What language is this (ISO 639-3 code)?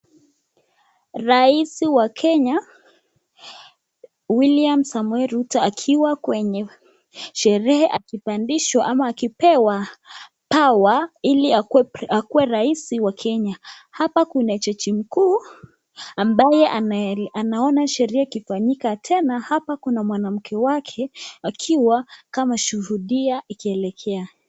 swa